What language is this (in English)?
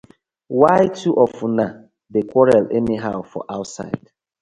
Nigerian Pidgin